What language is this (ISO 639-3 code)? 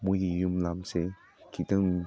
mni